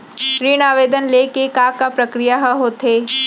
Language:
Chhattisgarhi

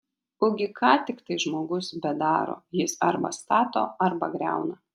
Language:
Lithuanian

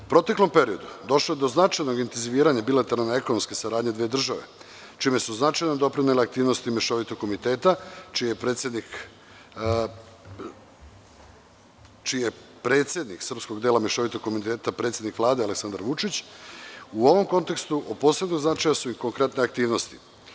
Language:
Serbian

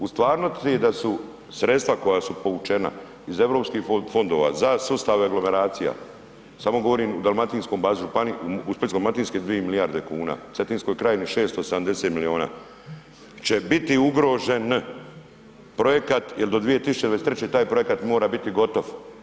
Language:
Croatian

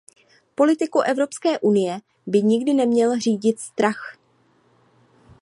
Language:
Czech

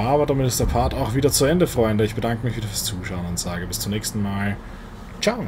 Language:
German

